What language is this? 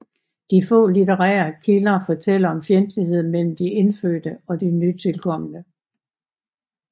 Danish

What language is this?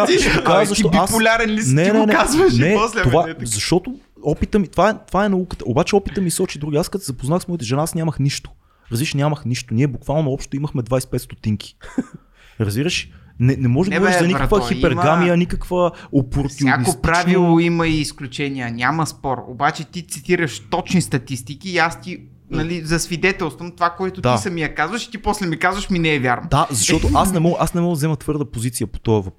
Bulgarian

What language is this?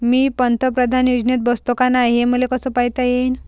Marathi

